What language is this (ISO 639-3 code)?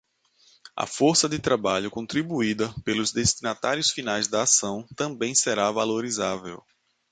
por